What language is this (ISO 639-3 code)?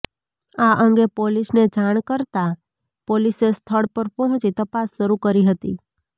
guj